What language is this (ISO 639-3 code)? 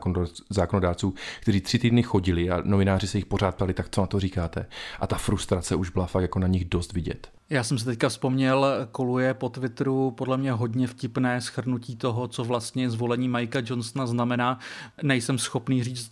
ces